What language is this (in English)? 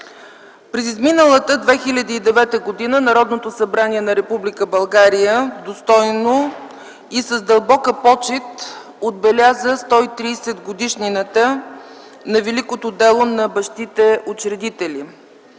Bulgarian